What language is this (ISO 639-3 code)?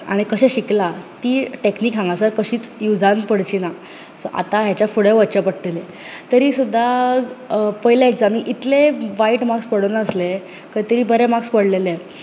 kok